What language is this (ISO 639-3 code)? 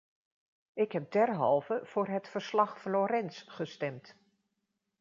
nld